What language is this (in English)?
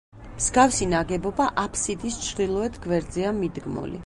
Georgian